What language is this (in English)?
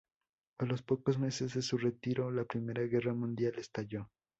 Spanish